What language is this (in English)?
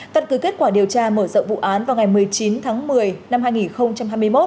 Vietnamese